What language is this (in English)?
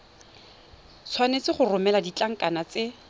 Tswana